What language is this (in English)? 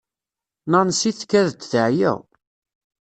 Kabyle